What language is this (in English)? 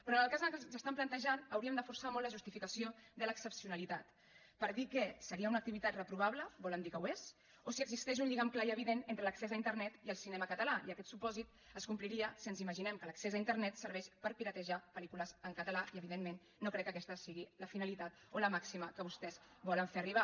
Catalan